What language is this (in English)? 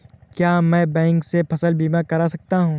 Hindi